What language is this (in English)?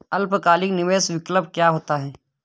Hindi